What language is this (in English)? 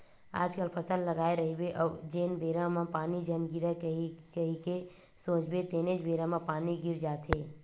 Chhattisgarhi